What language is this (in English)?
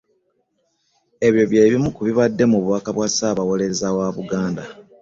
Ganda